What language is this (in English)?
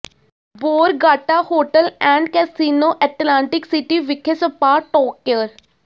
Punjabi